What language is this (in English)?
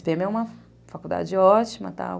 Portuguese